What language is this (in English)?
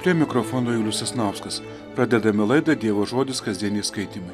Lithuanian